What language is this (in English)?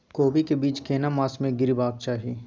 Maithili